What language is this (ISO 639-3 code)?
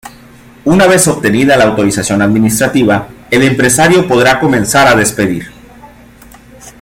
spa